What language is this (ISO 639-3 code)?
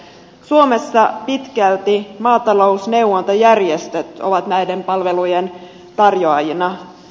fin